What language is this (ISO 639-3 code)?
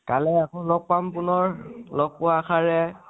asm